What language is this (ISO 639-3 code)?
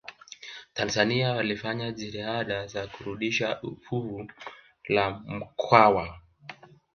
swa